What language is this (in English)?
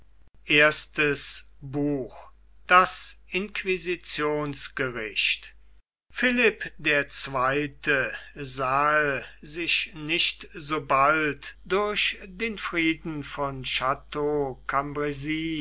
German